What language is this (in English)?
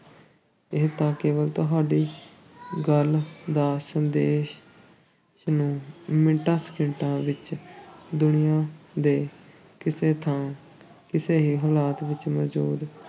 Punjabi